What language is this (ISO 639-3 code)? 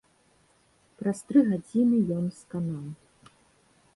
bel